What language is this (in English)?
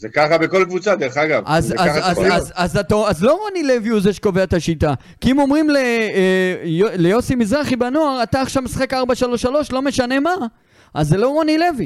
Hebrew